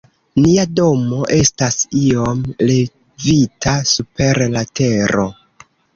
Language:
Esperanto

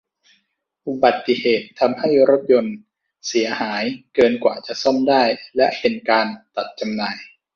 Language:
Thai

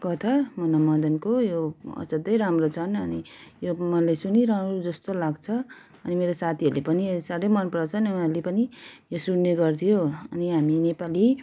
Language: Nepali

